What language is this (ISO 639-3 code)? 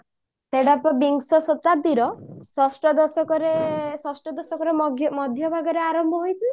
ori